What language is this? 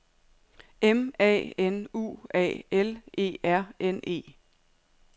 Danish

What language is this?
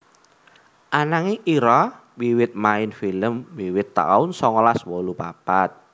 Javanese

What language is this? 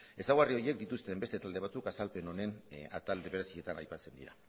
Basque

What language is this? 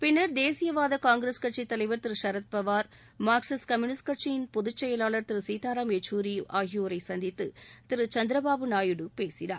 Tamil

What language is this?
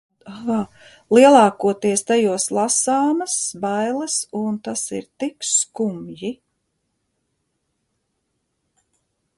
Latvian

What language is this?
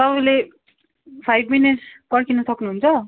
Nepali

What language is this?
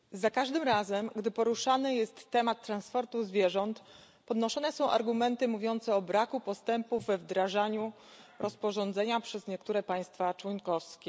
Polish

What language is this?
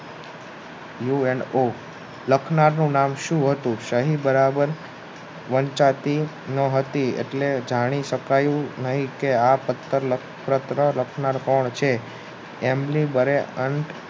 Gujarati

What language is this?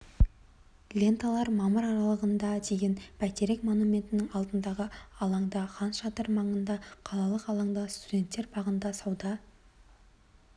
Kazakh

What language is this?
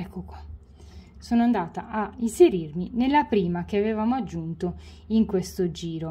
Italian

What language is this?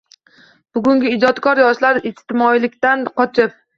Uzbek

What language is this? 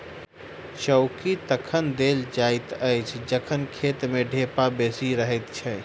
Maithili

